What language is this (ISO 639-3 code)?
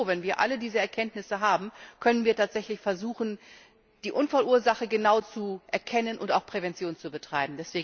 deu